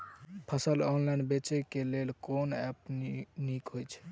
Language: Maithili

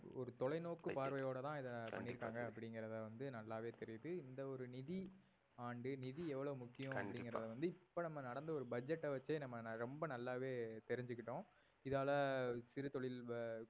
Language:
Tamil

